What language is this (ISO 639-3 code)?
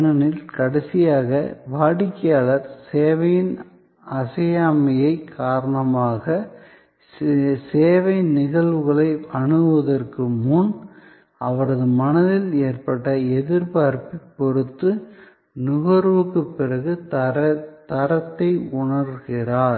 tam